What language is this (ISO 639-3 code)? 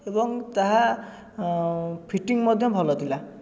ori